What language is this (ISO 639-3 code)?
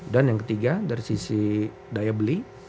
ind